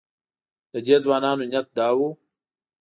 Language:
Pashto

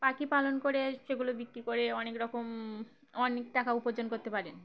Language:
Bangla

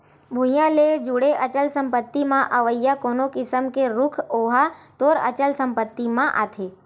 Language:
Chhattisgarhi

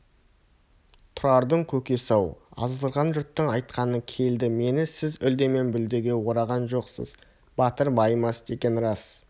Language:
Kazakh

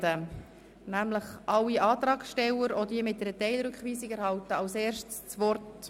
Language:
Swiss German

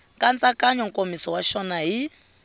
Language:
Tsonga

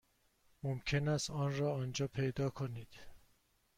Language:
Persian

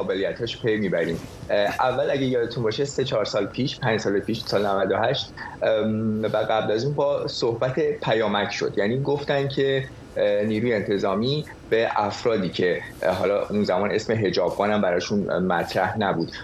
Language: Persian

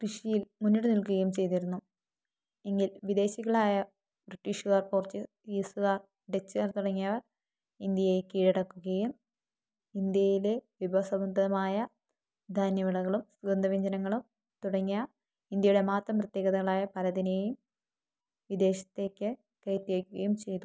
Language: Malayalam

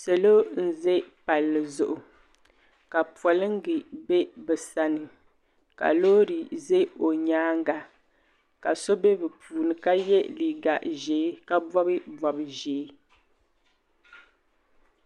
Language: Dagbani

